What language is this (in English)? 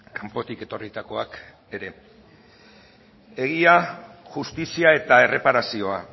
Basque